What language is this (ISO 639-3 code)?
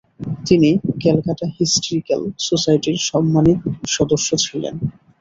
ben